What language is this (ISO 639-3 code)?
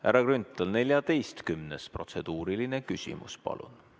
est